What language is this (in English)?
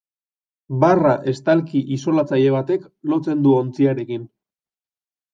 Basque